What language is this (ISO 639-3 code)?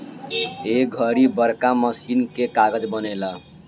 bho